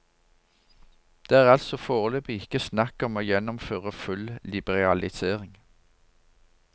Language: Norwegian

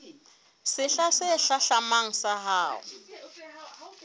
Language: Southern Sotho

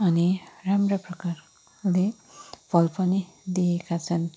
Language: Nepali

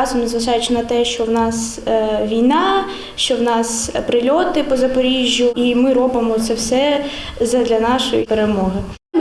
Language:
Ukrainian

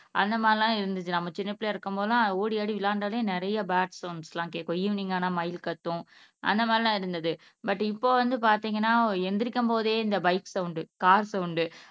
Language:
Tamil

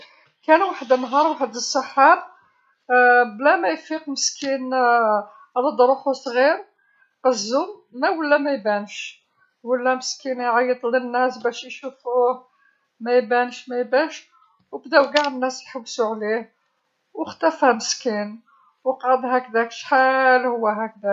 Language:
Algerian Arabic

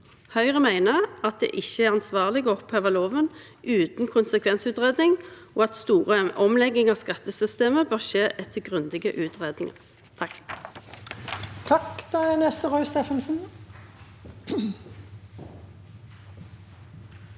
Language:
Norwegian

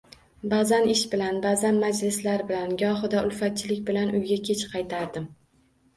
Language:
Uzbek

